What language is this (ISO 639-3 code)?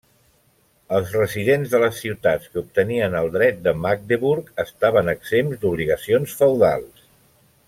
cat